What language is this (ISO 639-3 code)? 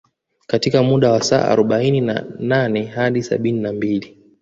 swa